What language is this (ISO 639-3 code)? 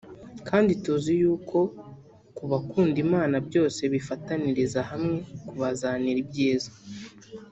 kin